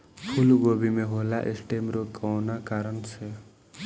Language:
Bhojpuri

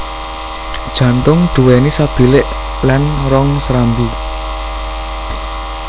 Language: Javanese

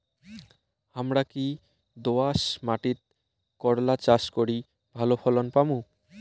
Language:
Bangla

